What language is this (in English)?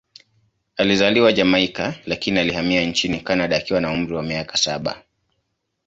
Swahili